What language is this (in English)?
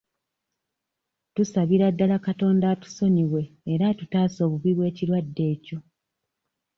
Ganda